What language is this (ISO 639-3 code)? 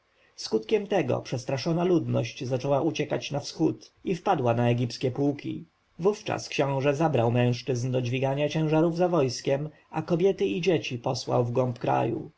pol